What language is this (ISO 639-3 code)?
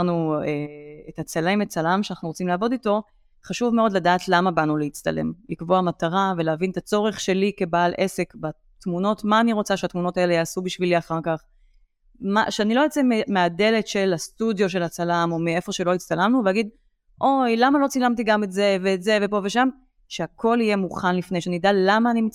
heb